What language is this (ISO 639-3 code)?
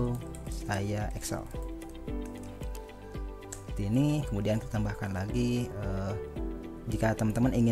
ind